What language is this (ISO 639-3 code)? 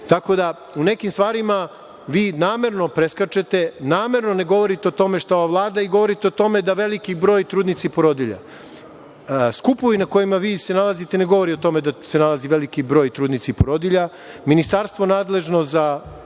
srp